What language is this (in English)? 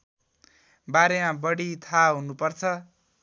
Nepali